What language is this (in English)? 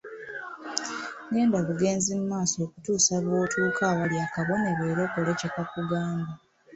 Ganda